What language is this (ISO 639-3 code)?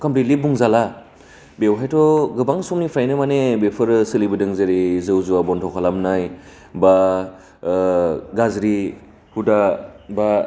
brx